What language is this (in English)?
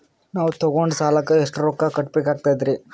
Kannada